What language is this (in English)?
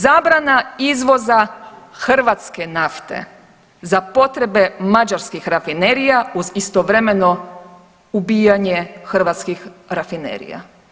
Croatian